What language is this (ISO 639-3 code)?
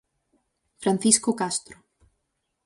glg